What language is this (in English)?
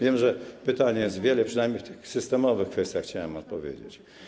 Polish